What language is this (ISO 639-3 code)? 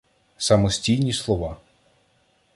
ukr